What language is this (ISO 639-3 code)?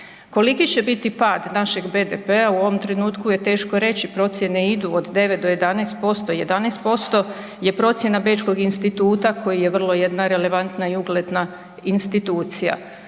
hrv